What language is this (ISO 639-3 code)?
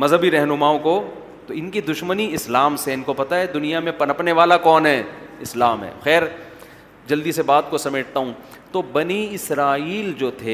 urd